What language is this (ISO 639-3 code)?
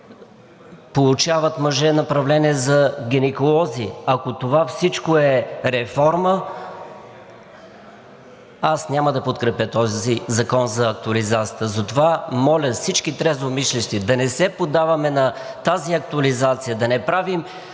bul